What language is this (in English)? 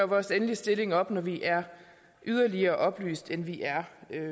Danish